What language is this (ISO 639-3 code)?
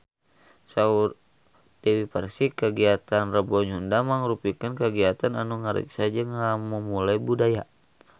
sun